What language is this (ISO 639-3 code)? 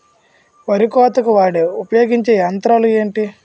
tel